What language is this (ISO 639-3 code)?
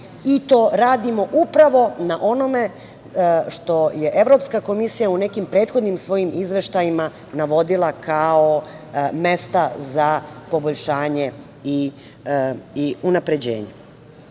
srp